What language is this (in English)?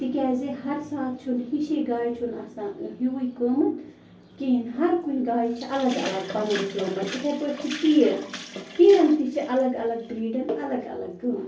Kashmiri